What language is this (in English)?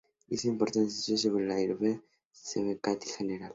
Spanish